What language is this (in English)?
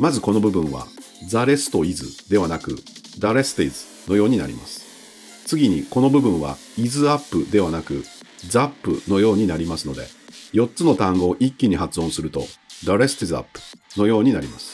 Japanese